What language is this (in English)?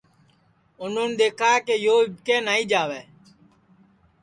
Sansi